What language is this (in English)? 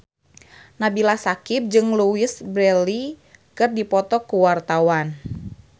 Sundanese